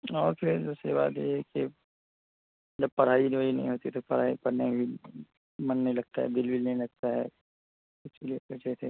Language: Urdu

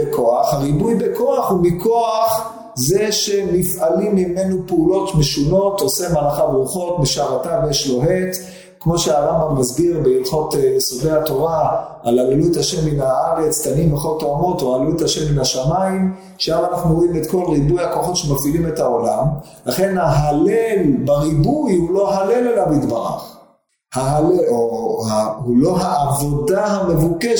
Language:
Hebrew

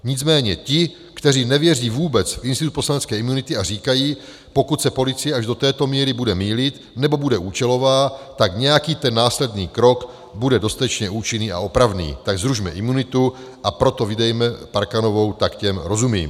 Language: Czech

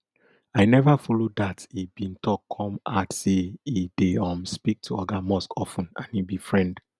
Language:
Nigerian Pidgin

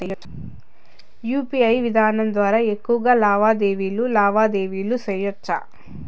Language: Telugu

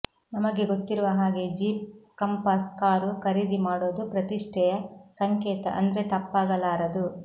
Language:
Kannada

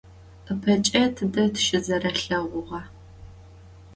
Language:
Adyghe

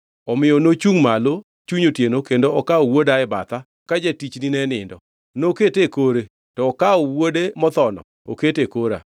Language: Luo (Kenya and Tanzania)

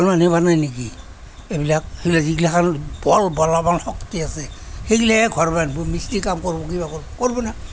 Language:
Assamese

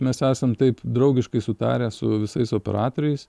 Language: Lithuanian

